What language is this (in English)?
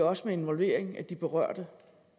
Danish